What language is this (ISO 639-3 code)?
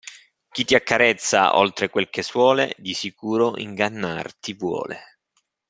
ita